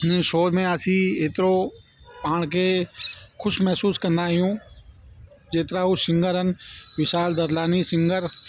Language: Sindhi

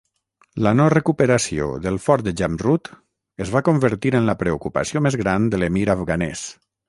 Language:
Catalan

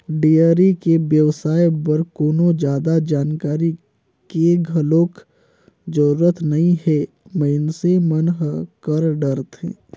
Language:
Chhattisgarhi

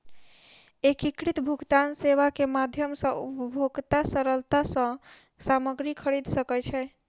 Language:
Maithili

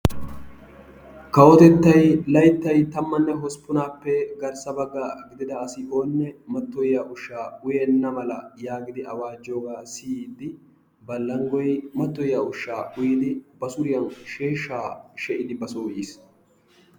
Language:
Wolaytta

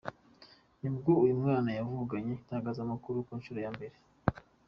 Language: Kinyarwanda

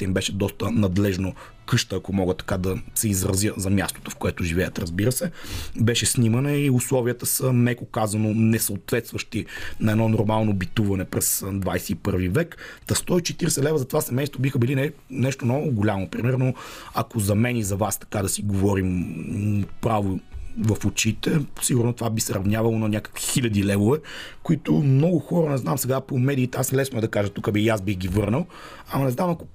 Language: Bulgarian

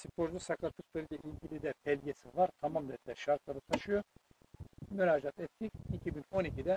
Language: Turkish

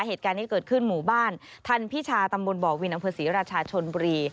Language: Thai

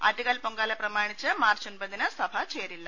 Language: Malayalam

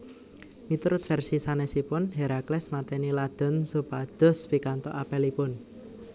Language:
Javanese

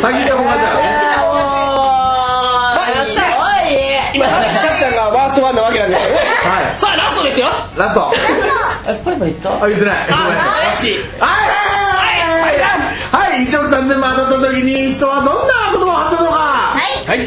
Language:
Japanese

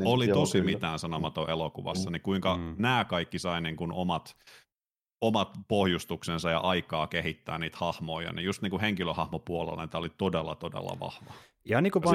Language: Finnish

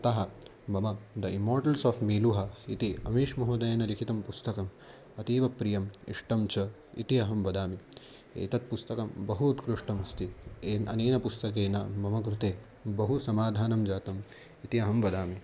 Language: Sanskrit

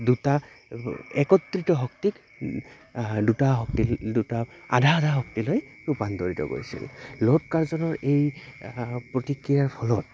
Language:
Assamese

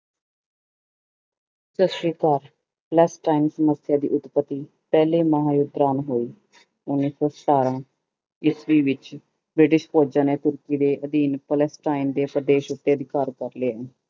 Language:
Punjabi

